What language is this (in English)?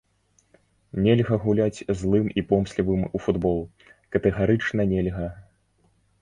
Belarusian